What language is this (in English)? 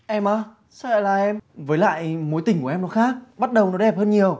Vietnamese